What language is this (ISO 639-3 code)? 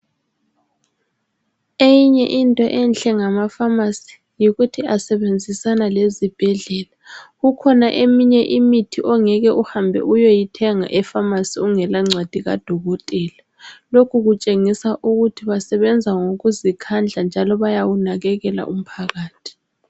nde